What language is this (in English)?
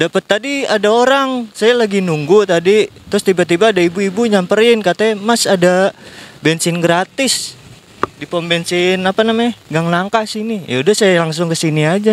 Indonesian